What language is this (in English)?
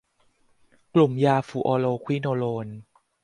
Thai